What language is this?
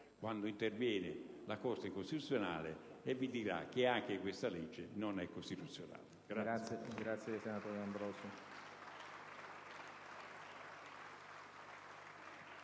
Italian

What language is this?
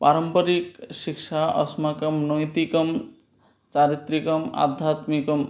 Sanskrit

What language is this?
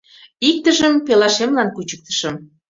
Mari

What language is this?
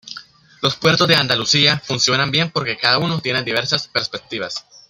Spanish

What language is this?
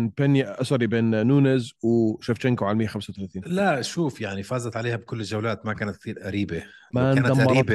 Arabic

